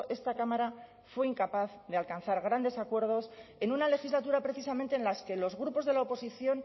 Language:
Spanish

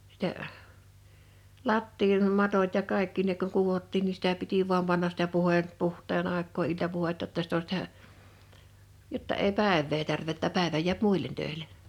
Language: Finnish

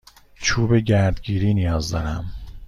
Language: Persian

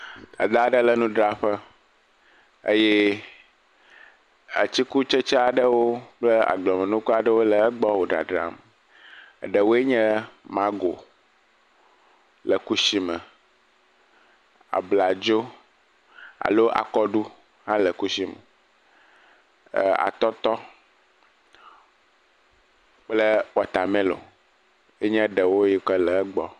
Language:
Ewe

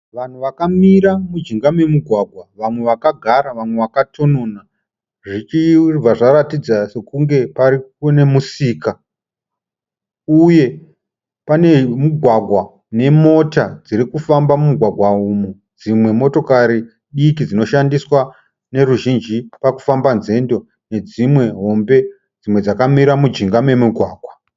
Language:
Shona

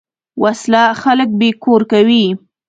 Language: Pashto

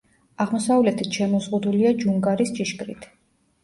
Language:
Georgian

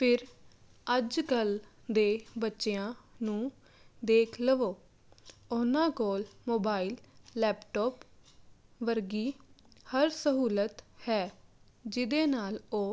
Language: Punjabi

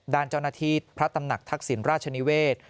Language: Thai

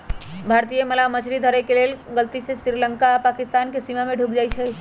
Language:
Magahi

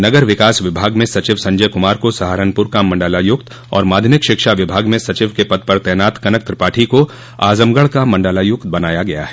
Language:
Hindi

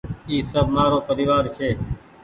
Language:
Goaria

